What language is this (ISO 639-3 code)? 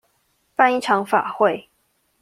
zho